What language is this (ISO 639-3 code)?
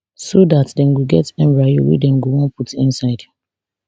pcm